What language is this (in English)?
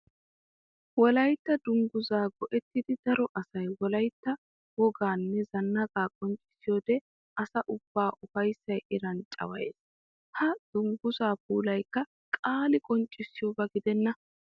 Wolaytta